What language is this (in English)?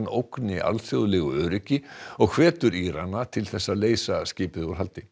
Icelandic